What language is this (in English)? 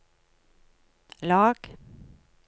Norwegian